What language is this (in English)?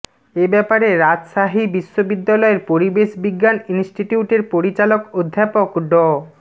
Bangla